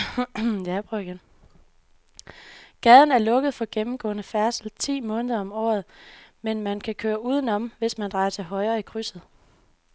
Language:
Danish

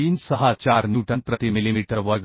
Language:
Marathi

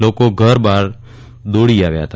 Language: Gujarati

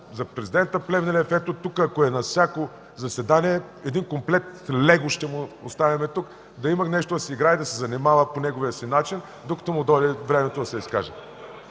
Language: Bulgarian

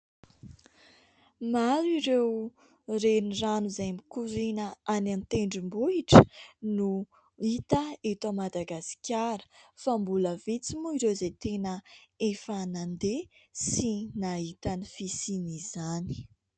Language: Malagasy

